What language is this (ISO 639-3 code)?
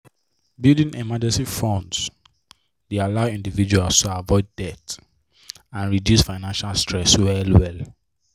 pcm